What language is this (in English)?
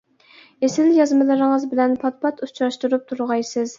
Uyghur